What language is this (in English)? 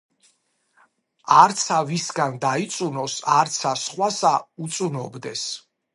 Georgian